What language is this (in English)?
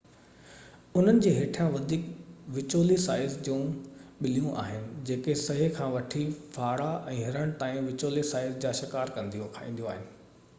Sindhi